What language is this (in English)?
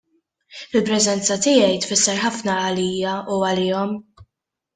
Maltese